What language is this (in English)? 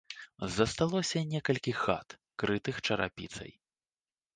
Belarusian